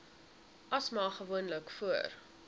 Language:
Afrikaans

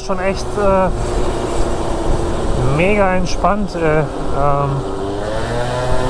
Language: German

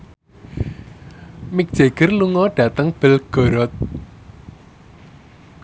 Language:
Javanese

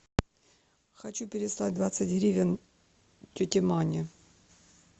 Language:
Russian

